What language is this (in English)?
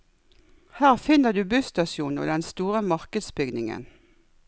Norwegian